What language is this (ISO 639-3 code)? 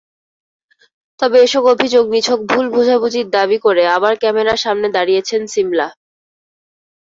ben